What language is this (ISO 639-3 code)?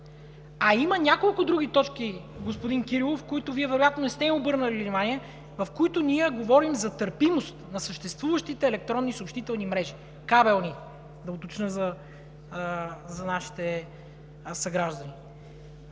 bul